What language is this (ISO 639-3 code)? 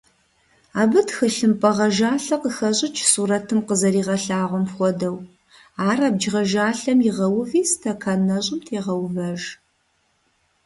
kbd